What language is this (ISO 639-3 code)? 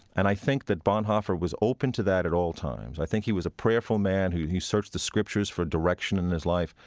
eng